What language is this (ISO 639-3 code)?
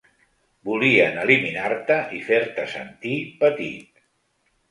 cat